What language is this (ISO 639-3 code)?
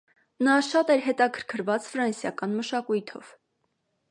hye